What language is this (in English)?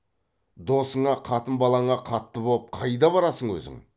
Kazakh